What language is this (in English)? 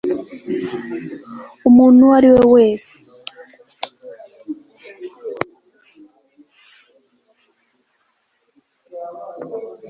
Kinyarwanda